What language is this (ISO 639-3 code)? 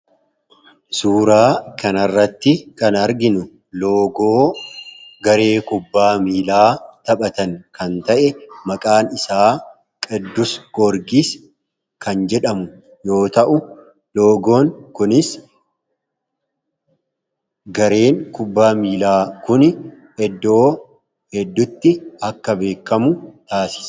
orm